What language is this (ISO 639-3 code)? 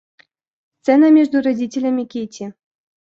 rus